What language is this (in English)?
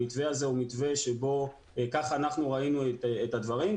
Hebrew